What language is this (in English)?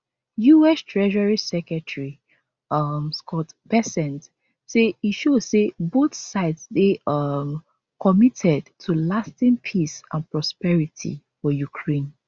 Nigerian Pidgin